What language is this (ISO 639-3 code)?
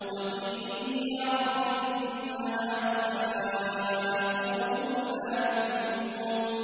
ara